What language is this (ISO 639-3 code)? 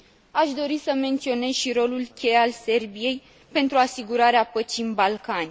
ron